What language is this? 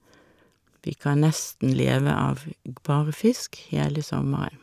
Norwegian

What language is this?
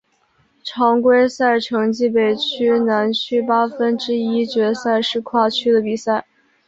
Chinese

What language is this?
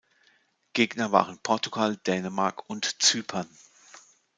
German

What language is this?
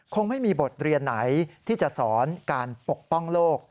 Thai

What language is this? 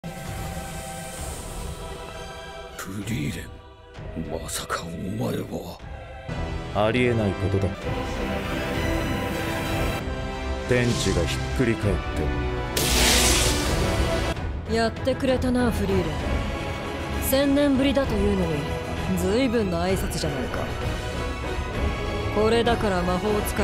Japanese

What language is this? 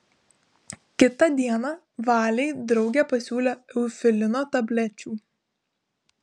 Lithuanian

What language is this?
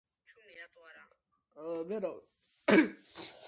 Georgian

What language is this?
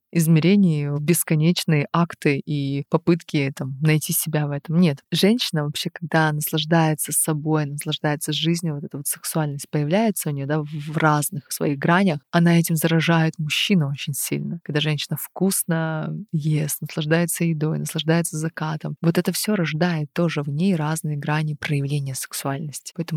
Russian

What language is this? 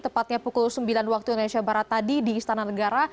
Indonesian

